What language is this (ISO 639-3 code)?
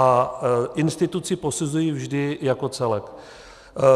ces